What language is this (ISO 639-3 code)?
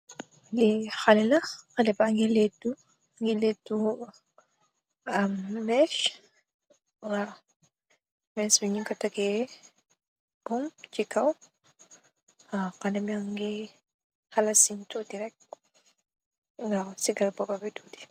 wol